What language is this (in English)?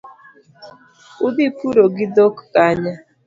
Luo (Kenya and Tanzania)